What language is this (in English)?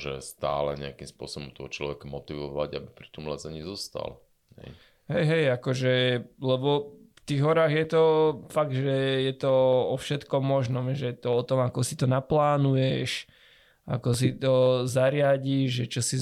Slovak